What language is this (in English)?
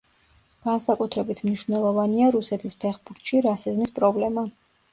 Georgian